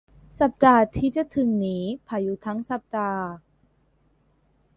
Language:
Thai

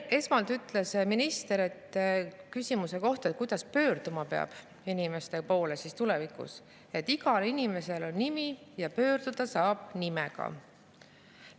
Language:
Estonian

